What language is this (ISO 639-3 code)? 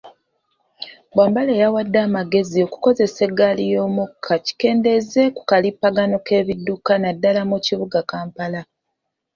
lug